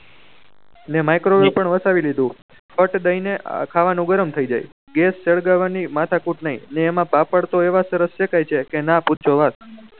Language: Gujarati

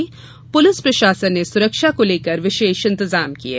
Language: Hindi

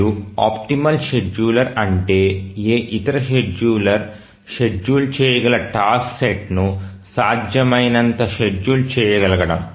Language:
Telugu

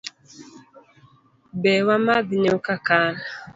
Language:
Luo (Kenya and Tanzania)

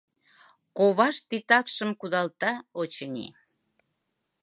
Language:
Mari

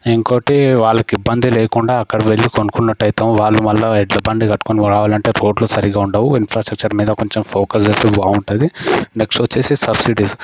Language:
Telugu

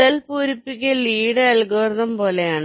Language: Malayalam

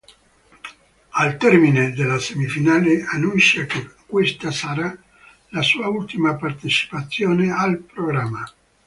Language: Italian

